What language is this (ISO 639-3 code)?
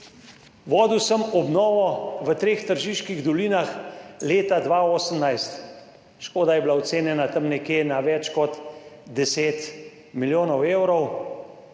slv